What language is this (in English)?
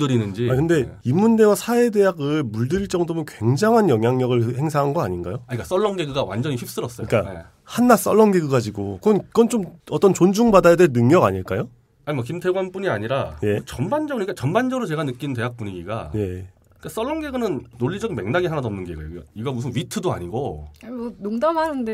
Korean